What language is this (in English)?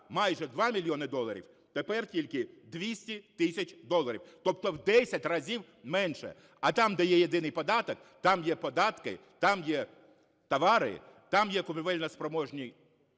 Ukrainian